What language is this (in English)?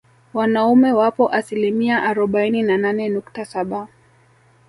Swahili